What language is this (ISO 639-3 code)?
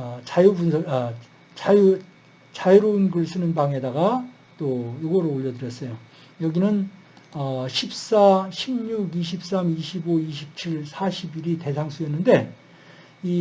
kor